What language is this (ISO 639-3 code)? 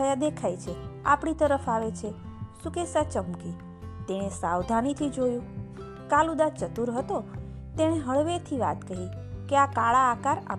guj